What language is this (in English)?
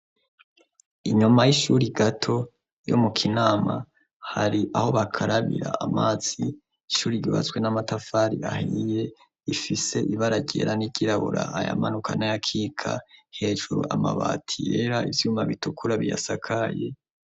Rundi